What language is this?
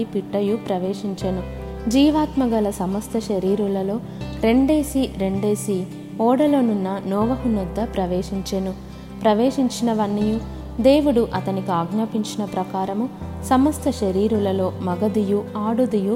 Telugu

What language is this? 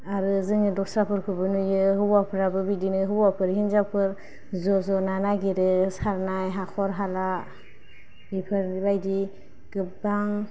Bodo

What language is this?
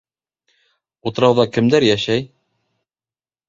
Bashkir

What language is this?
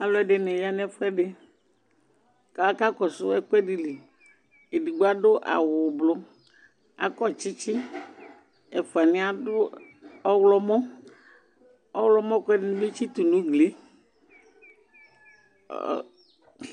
Ikposo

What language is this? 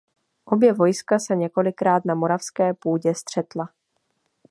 Czech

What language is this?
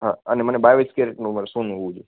Gujarati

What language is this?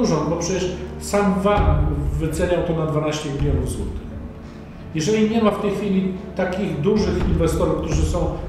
Polish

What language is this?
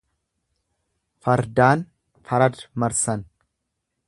Oromo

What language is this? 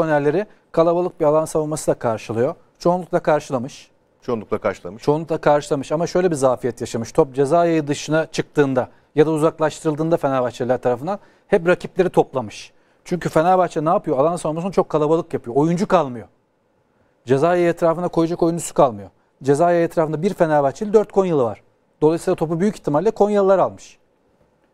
Turkish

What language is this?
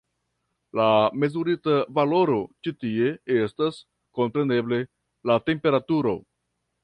Esperanto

